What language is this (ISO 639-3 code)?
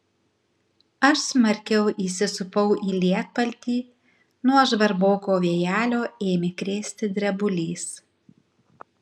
lit